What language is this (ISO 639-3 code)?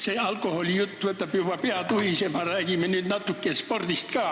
est